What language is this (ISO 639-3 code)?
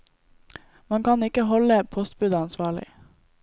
nor